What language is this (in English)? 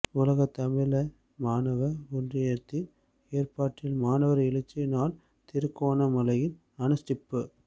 Tamil